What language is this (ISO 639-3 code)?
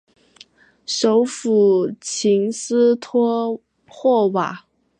zho